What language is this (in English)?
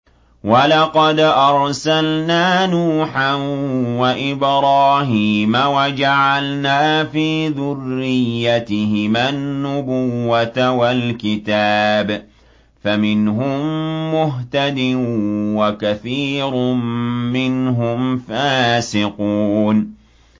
Arabic